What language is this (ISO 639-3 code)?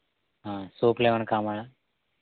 tel